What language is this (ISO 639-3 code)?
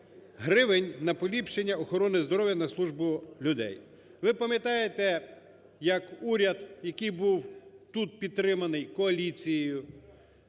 ukr